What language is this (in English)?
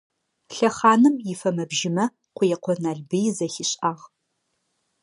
Adyghe